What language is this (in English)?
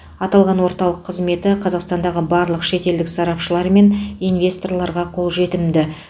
Kazakh